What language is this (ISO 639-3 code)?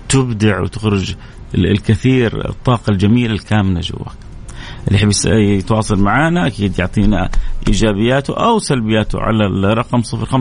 ara